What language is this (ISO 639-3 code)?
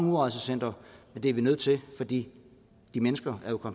dan